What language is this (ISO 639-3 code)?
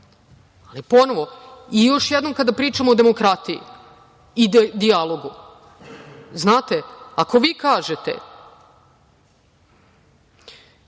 srp